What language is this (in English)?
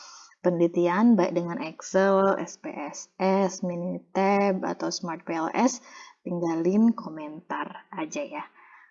Indonesian